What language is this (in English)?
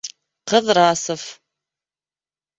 Bashkir